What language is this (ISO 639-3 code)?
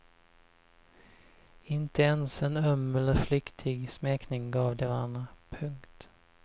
swe